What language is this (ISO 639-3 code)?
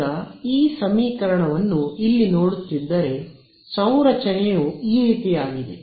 kan